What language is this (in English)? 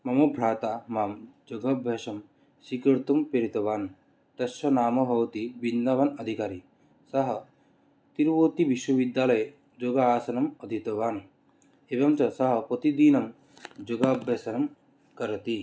Sanskrit